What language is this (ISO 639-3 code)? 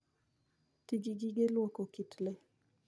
luo